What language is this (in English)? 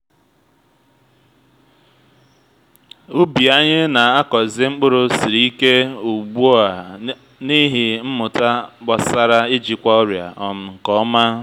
Igbo